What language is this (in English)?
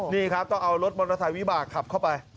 Thai